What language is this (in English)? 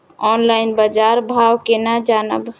Maithili